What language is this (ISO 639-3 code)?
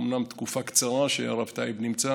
heb